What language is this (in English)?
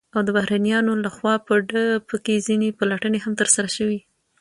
Pashto